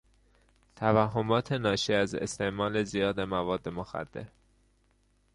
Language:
Persian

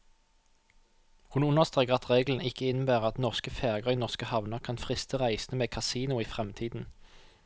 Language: Norwegian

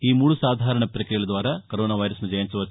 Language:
Telugu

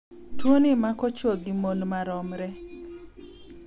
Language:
Luo (Kenya and Tanzania)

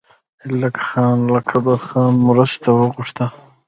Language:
Pashto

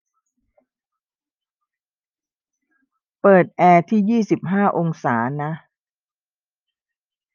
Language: Thai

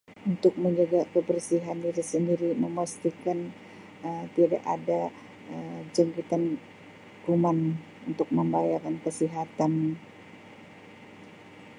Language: Sabah Malay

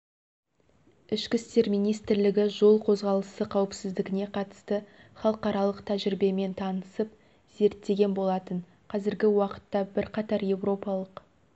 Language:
Kazakh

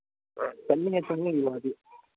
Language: Manipuri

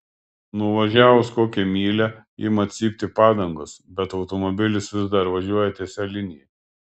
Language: Lithuanian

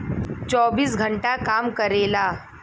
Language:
Bhojpuri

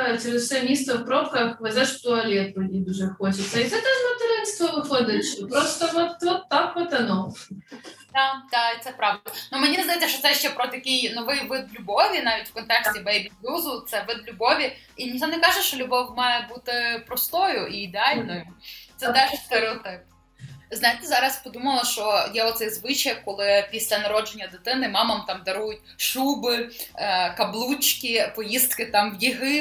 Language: Ukrainian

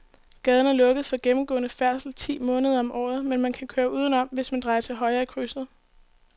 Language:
Danish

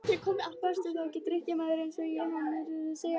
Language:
Icelandic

